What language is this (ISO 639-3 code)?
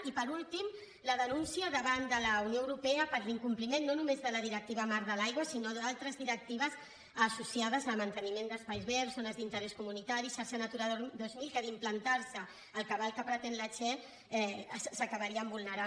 cat